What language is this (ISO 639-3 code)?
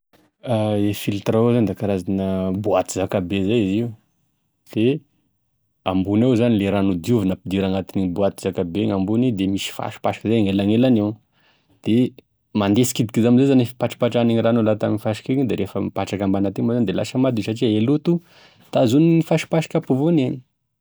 tkg